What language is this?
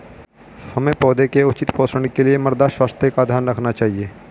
Hindi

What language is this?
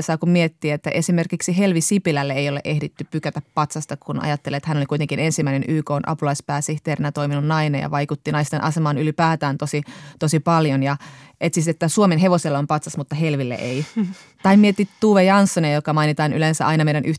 Finnish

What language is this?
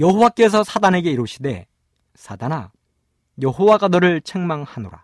Korean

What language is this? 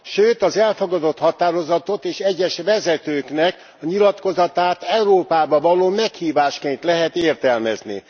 Hungarian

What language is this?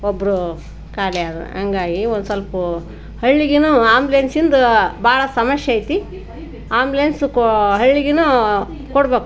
Kannada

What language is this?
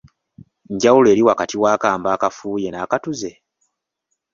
Ganda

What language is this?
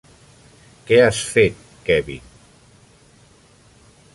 Catalan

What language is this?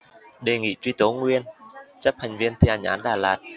Vietnamese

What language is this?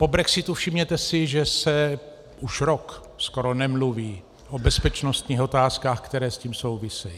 Czech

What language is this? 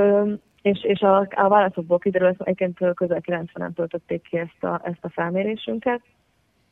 Hungarian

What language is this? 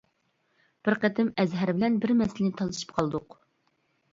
Uyghur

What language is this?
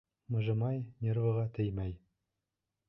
Bashkir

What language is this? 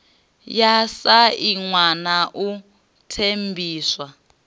Venda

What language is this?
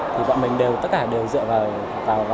Vietnamese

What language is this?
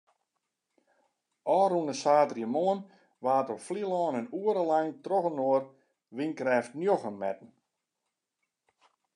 Western Frisian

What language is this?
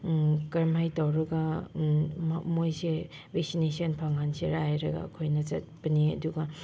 Manipuri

